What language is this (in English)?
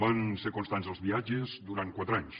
Catalan